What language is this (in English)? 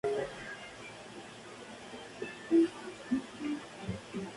Spanish